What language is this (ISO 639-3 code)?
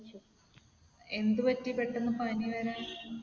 mal